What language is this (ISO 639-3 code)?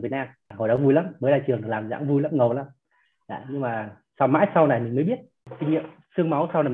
vie